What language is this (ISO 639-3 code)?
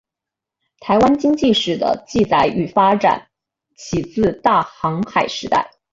zho